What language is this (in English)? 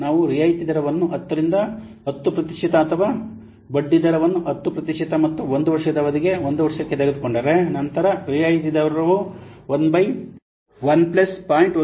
Kannada